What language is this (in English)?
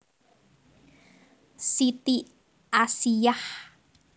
Javanese